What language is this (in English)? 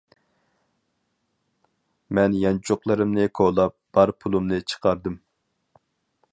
Uyghur